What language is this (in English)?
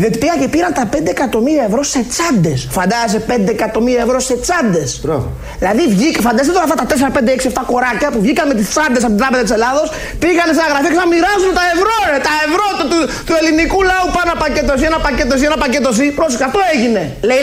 Greek